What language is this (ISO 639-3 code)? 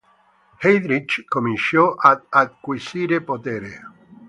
ita